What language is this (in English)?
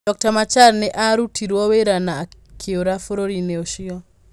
Kikuyu